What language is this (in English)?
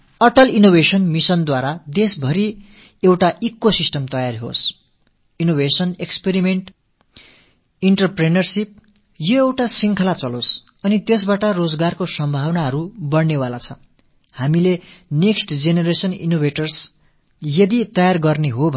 Tamil